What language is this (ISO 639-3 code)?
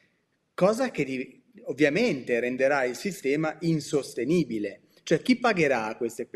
ita